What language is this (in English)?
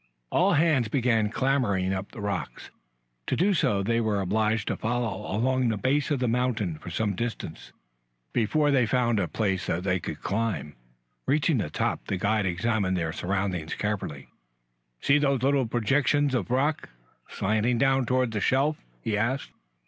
English